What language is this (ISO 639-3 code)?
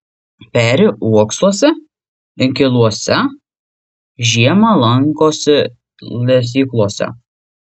lit